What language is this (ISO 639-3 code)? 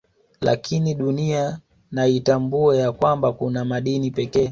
swa